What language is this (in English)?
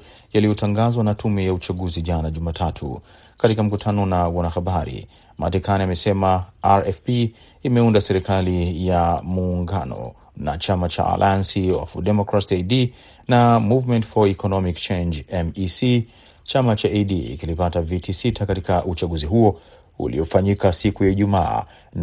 Swahili